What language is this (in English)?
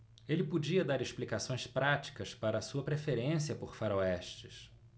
Portuguese